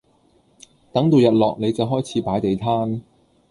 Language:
Cantonese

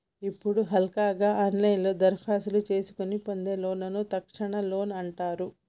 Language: Telugu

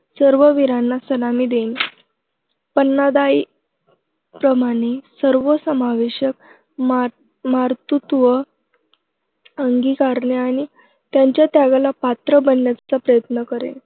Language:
Marathi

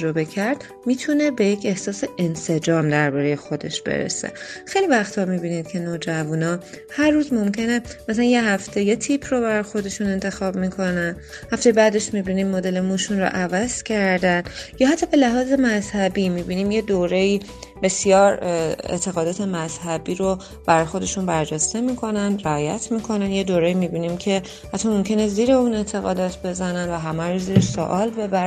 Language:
Persian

